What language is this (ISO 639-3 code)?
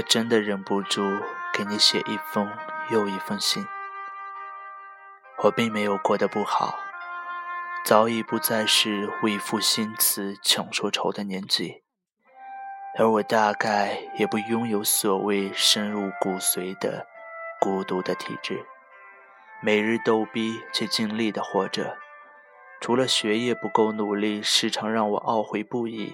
zho